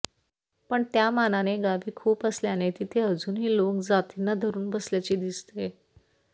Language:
Marathi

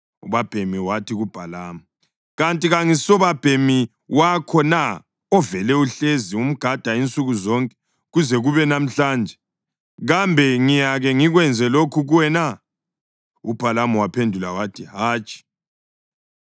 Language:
North Ndebele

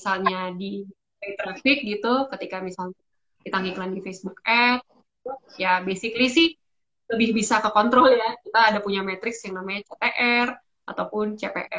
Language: Indonesian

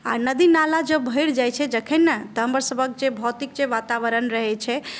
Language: Maithili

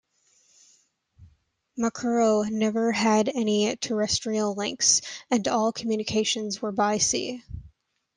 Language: English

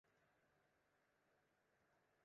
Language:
Western Frisian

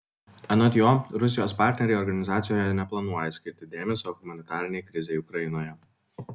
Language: Lithuanian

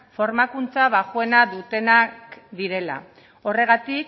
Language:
Basque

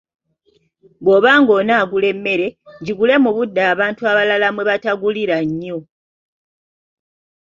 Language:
Ganda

